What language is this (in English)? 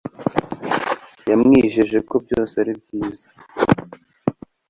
Kinyarwanda